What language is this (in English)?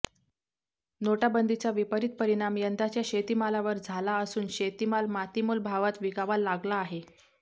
Marathi